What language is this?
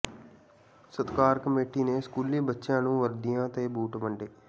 Punjabi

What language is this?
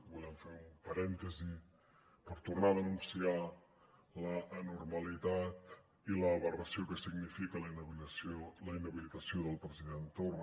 Catalan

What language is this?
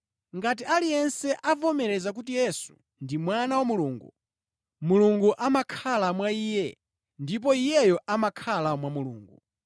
Nyanja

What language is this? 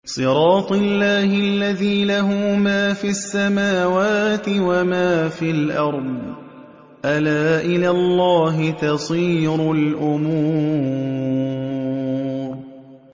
Arabic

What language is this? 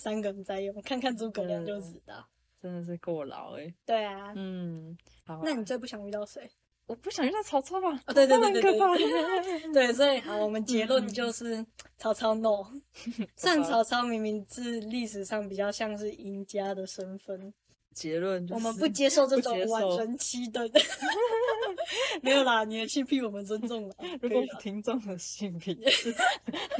Chinese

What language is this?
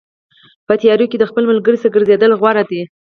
Pashto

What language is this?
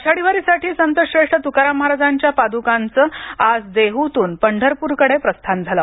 Marathi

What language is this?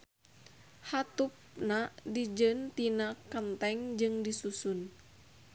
Sundanese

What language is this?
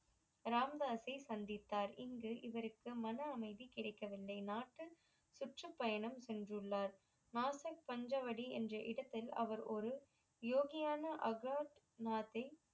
Tamil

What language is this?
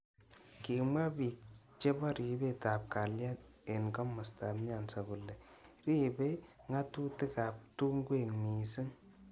Kalenjin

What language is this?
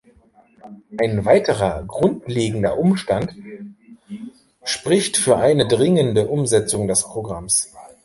German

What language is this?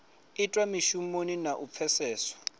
Venda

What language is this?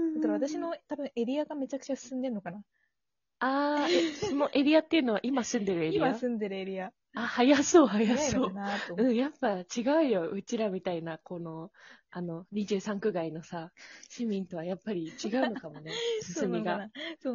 Japanese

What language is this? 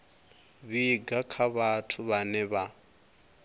Venda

